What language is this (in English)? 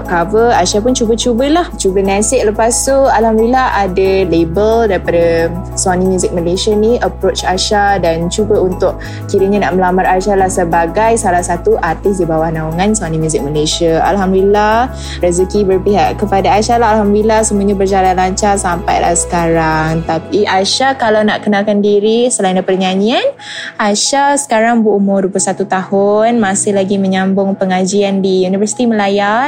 Malay